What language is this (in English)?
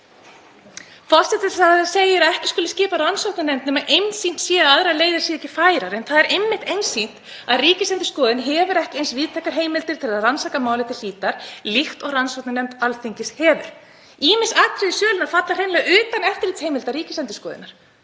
Icelandic